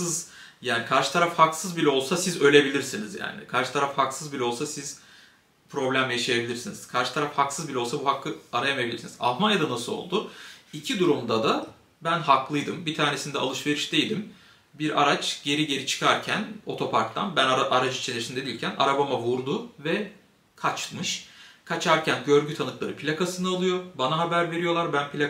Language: Turkish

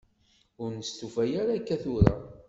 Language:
Kabyle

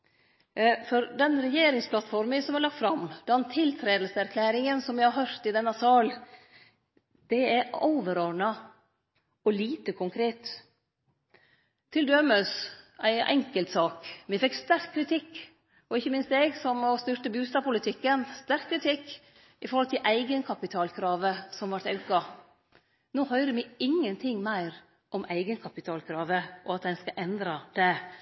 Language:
Norwegian Nynorsk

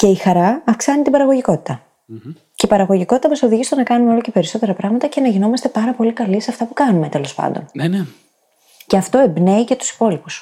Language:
Greek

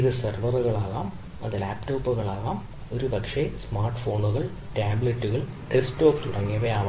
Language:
Malayalam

